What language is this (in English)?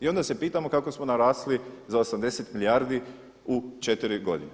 Croatian